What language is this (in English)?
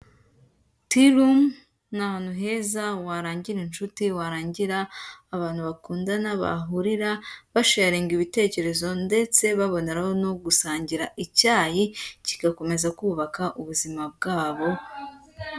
Kinyarwanda